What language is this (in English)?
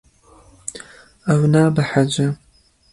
Kurdish